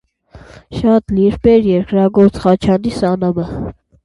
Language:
Armenian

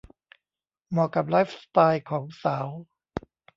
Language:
Thai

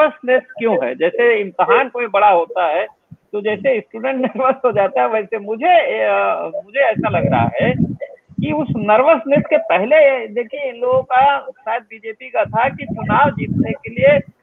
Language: Hindi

